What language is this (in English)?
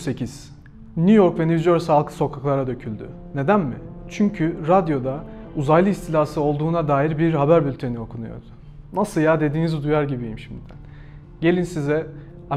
Turkish